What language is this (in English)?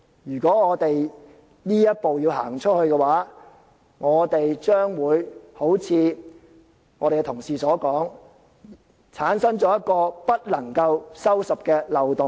Cantonese